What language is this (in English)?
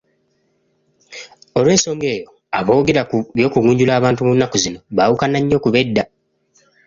Ganda